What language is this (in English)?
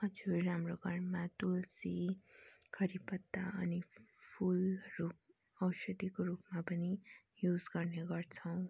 Nepali